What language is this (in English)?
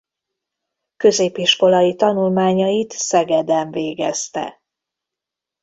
Hungarian